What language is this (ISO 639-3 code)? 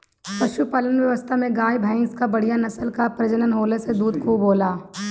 bho